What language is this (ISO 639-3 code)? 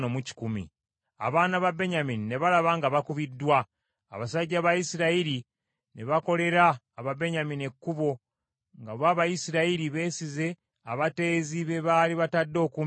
lug